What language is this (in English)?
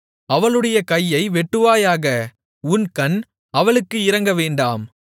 Tamil